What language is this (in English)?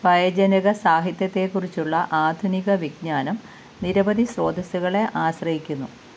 Malayalam